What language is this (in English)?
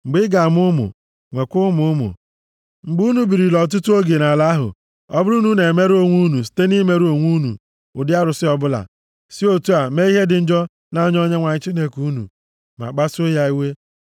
Igbo